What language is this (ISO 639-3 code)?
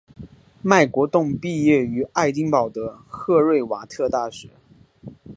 zho